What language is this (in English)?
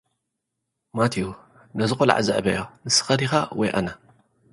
Tigrinya